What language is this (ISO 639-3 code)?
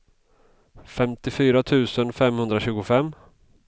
swe